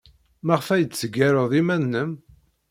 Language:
Kabyle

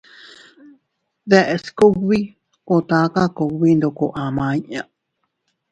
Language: Teutila Cuicatec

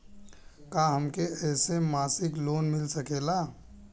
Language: Bhojpuri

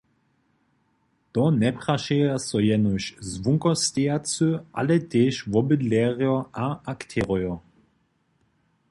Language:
Upper Sorbian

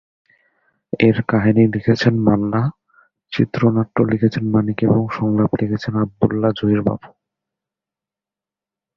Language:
Bangla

